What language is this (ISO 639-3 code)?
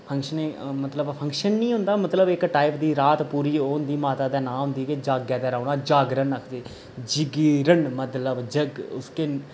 doi